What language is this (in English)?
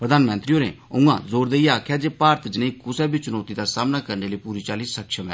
Dogri